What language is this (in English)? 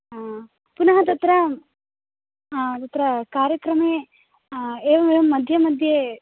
Sanskrit